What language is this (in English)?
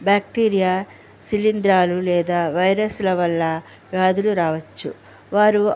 Telugu